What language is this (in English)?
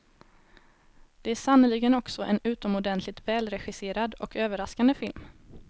Swedish